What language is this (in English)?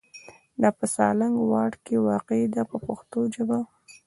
Pashto